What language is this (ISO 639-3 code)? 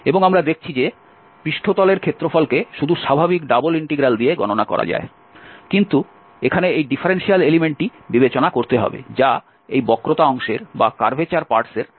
ben